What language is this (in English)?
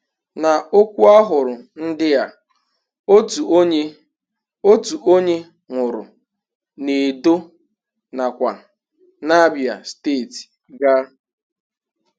Igbo